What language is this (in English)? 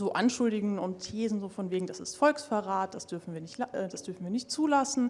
German